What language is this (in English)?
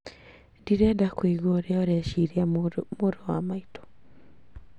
Kikuyu